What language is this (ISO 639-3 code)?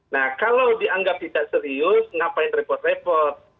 ind